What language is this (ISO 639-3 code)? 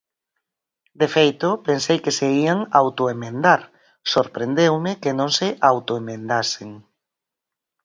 glg